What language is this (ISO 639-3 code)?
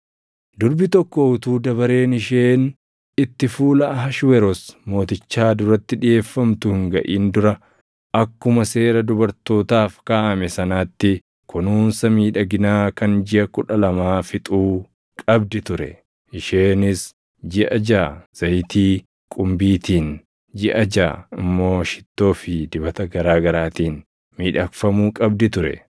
orm